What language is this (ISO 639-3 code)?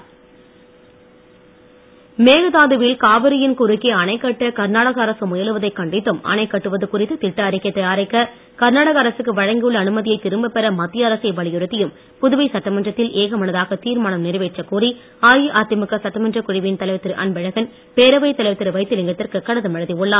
tam